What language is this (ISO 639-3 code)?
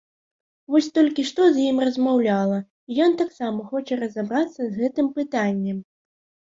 bel